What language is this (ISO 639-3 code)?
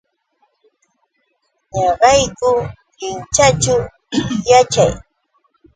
qux